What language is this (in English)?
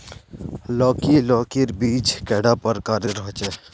Magahi